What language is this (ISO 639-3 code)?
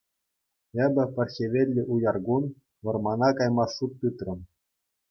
chv